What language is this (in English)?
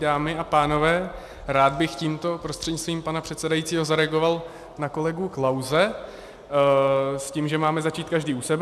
Czech